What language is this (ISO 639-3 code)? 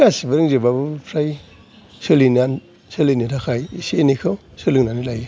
brx